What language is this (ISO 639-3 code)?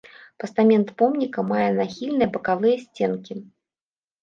bel